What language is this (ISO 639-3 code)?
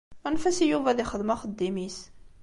kab